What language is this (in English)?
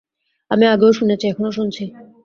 Bangla